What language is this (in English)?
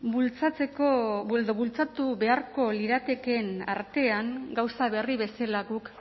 Basque